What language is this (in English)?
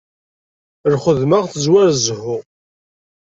Kabyle